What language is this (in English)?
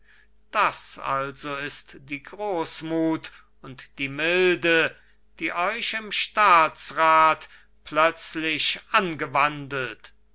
German